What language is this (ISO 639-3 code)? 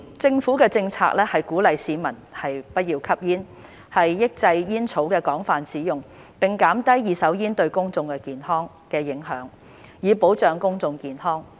yue